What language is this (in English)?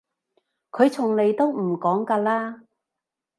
Cantonese